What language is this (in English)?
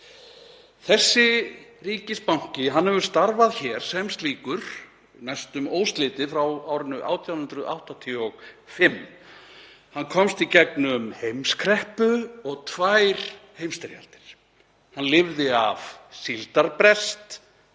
Icelandic